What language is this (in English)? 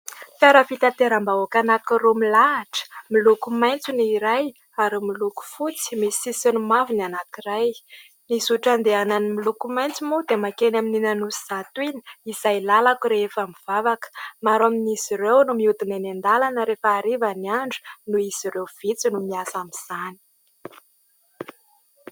Malagasy